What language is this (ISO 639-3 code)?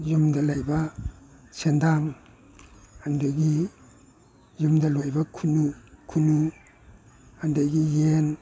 mni